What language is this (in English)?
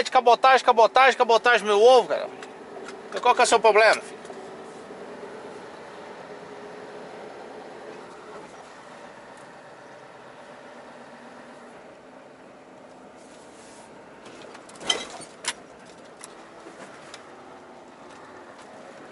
Portuguese